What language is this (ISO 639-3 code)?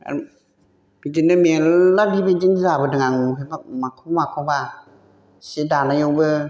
brx